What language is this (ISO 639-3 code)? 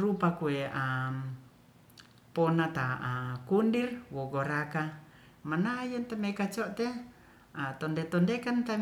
rth